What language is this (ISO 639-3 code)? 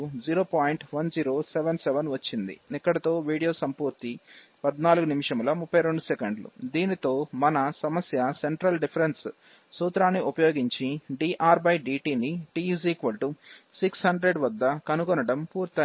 tel